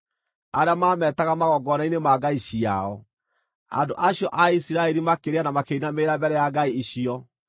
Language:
Kikuyu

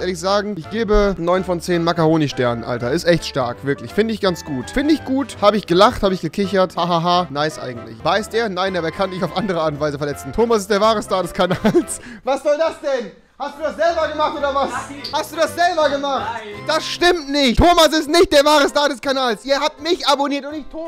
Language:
German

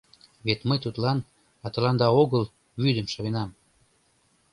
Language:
Mari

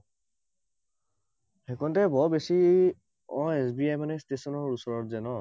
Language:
Assamese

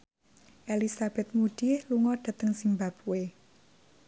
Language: Javanese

